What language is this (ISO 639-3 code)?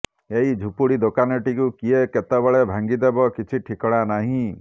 ori